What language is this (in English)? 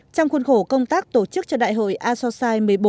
Vietnamese